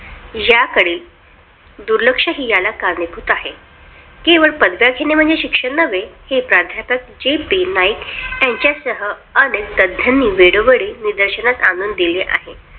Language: Marathi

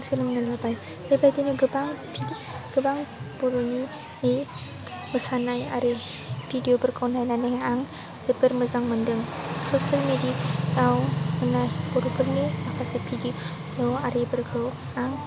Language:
Bodo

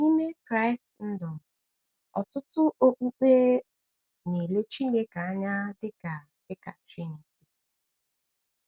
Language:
Igbo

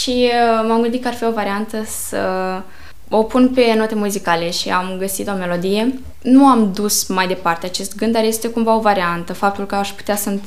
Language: Romanian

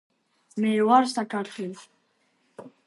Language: Georgian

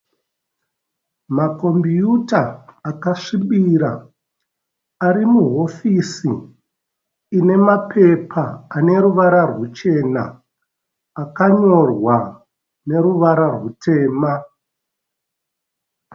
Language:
Shona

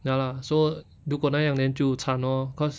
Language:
English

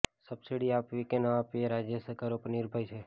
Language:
Gujarati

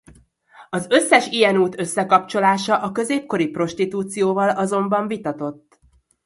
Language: Hungarian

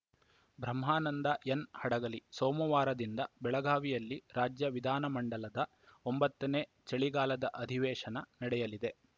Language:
Kannada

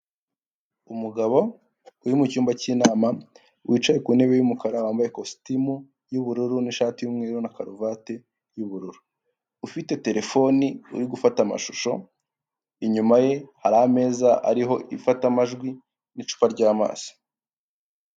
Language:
Kinyarwanda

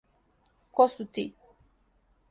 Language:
Serbian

